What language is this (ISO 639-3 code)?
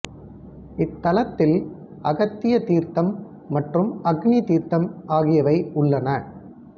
tam